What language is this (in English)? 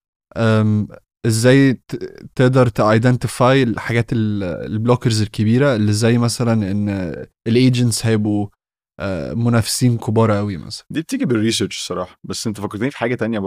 Arabic